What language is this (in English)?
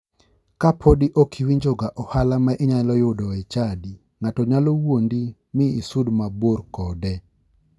Luo (Kenya and Tanzania)